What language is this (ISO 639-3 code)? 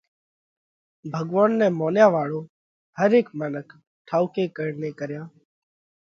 kvx